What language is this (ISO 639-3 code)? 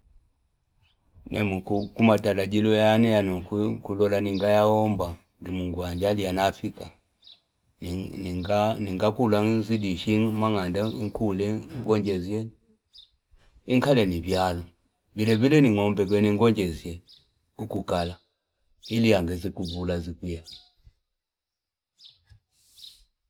fip